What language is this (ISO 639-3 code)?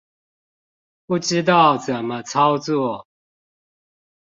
zho